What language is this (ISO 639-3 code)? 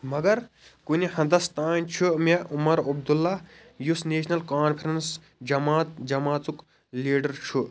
kas